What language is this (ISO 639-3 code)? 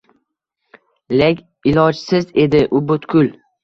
uzb